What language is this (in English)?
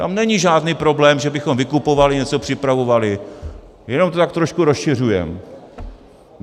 Czech